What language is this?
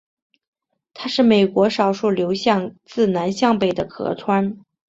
Chinese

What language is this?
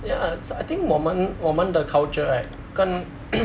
English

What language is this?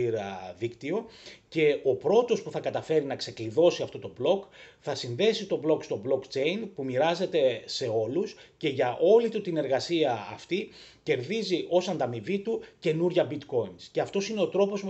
Greek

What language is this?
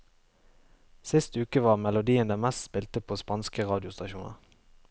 Norwegian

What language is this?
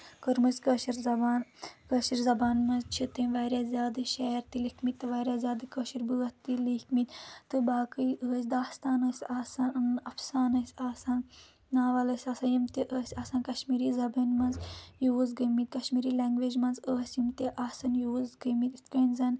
Kashmiri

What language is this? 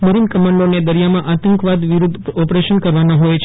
Gujarati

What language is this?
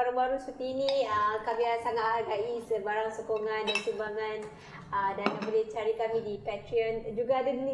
Malay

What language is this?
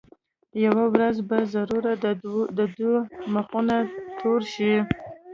Pashto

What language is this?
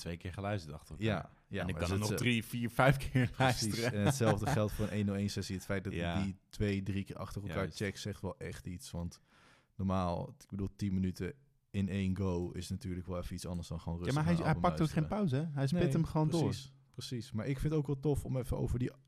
Dutch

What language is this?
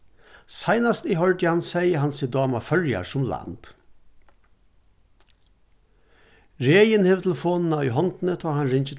Faroese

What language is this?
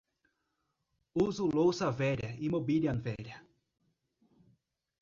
Portuguese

